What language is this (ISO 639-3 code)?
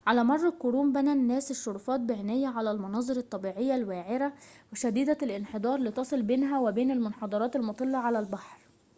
ara